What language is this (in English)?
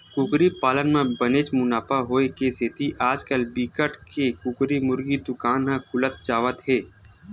Chhattisgarhi